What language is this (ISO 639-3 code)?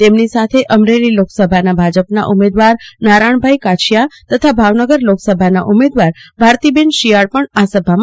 guj